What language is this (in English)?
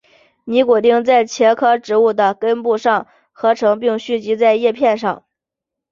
Chinese